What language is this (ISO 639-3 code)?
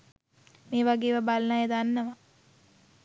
sin